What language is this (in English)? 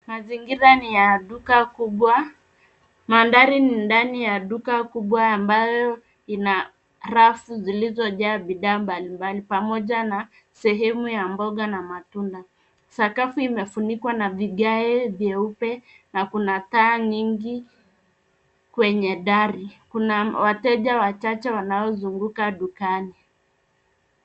Swahili